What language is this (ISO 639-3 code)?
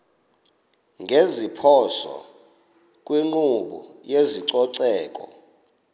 xho